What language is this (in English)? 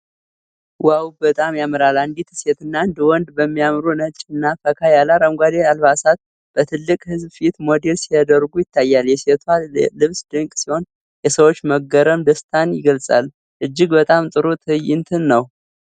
Amharic